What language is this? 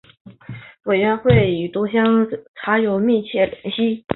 Chinese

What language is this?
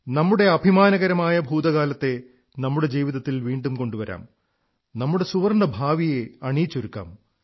Malayalam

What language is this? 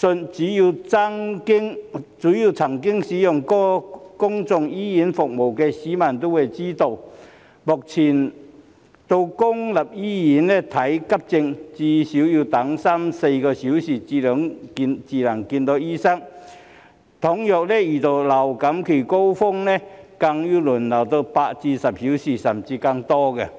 Cantonese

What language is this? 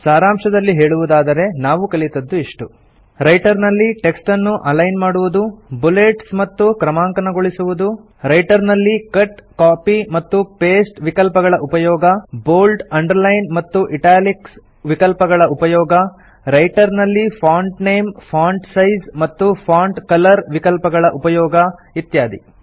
Kannada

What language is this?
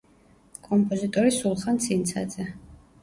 Georgian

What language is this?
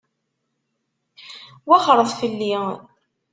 Kabyle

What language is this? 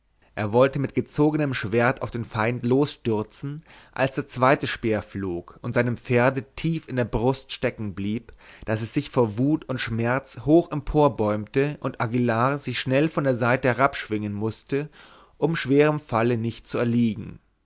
German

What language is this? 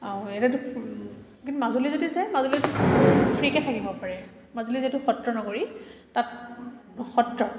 Assamese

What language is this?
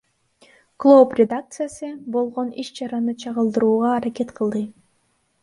Kyrgyz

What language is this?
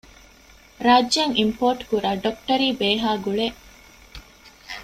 Divehi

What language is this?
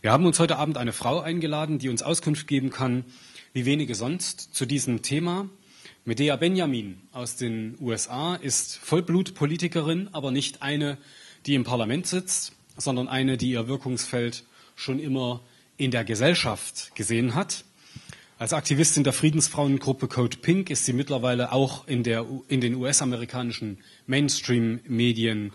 German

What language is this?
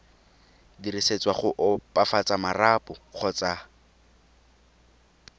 Tswana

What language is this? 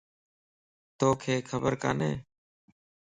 Lasi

